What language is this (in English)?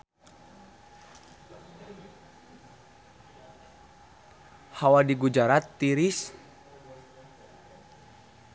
Sundanese